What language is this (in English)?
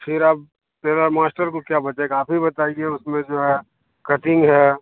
Hindi